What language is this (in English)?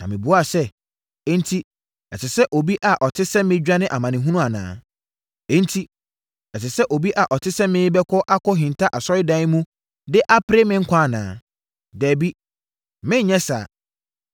Akan